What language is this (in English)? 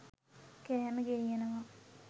Sinhala